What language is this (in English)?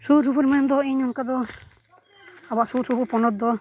Santali